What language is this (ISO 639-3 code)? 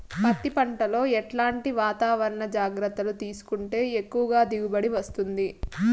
tel